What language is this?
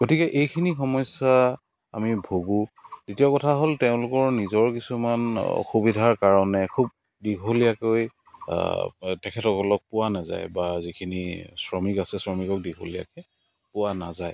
Assamese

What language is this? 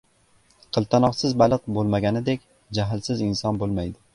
Uzbek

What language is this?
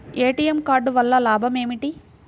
Telugu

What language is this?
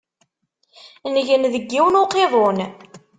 Kabyle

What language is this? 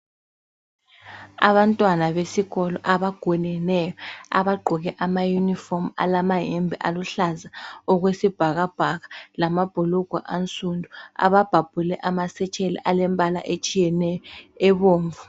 North Ndebele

